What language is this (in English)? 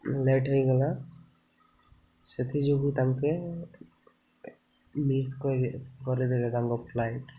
Odia